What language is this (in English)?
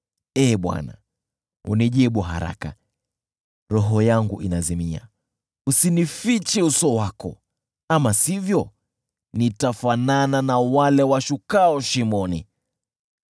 Swahili